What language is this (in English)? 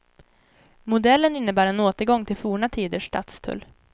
Swedish